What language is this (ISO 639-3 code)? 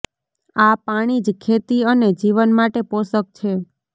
guj